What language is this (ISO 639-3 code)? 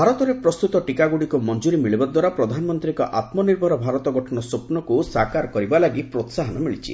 ori